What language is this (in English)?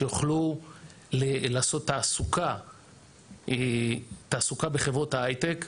Hebrew